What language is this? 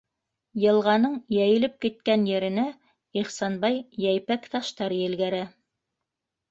Bashkir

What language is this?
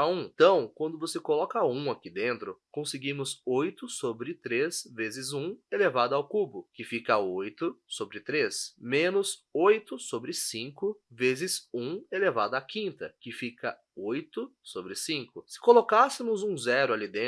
Portuguese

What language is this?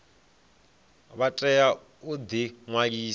Venda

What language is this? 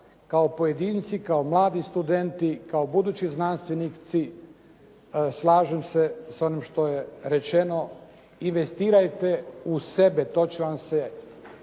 Croatian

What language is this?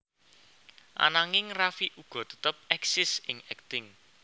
Javanese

